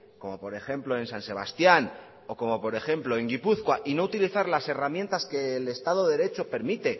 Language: Spanish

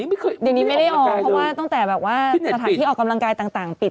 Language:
Thai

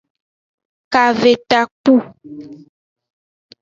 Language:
Aja (Benin)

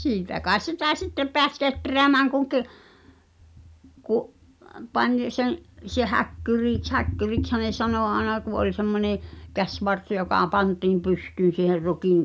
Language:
Finnish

